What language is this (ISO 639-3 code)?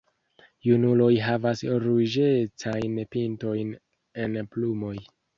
epo